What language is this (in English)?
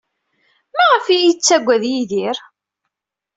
Kabyle